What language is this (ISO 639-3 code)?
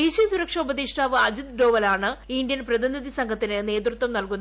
mal